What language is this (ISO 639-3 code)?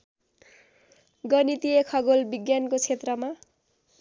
nep